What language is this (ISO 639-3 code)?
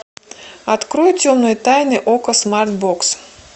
rus